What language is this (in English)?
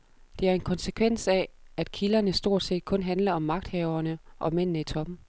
Danish